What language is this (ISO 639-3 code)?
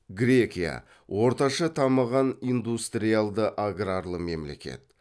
kaz